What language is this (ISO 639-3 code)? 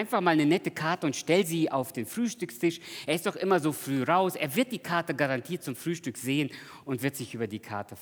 deu